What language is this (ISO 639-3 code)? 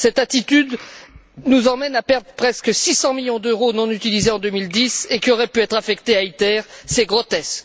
fra